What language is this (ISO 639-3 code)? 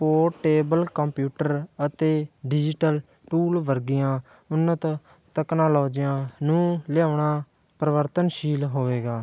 pan